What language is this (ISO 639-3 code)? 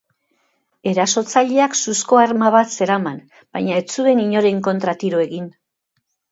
eus